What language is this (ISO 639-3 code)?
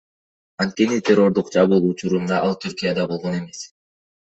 kir